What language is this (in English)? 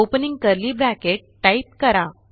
Marathi